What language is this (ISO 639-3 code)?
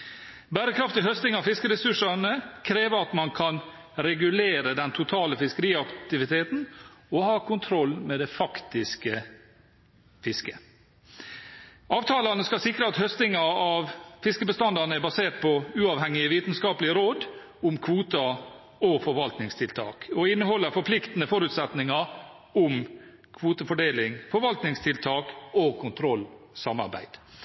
nob